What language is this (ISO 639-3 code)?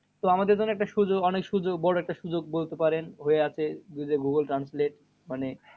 ben